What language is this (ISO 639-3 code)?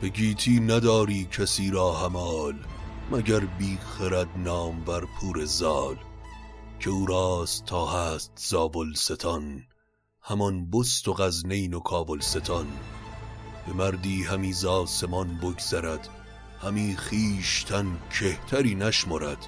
fas